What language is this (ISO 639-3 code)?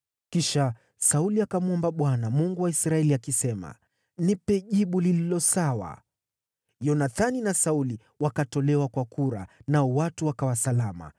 swa